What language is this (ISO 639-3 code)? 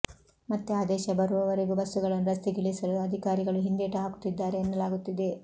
kan